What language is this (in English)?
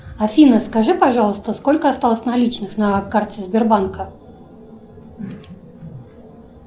Russian